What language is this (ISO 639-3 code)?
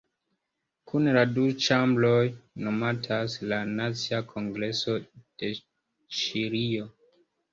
epo